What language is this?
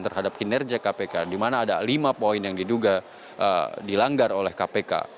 Indonesian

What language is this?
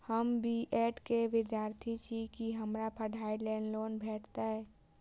Maithili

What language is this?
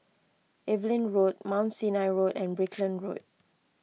English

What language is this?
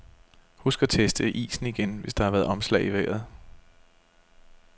Danish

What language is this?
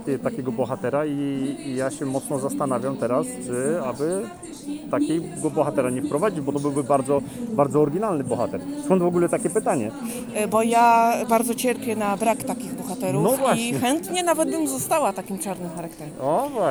Polish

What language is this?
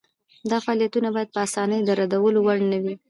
Pashto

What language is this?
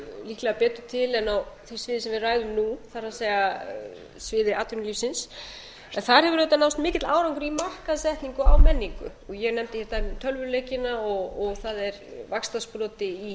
Icelandic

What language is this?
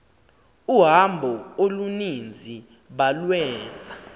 Xhosa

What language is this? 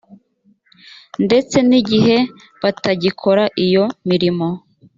Kinyarwanda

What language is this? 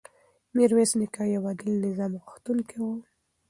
Pashto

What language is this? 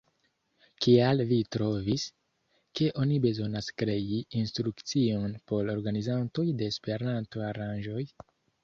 Esperanto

